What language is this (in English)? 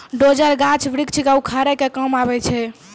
Maithili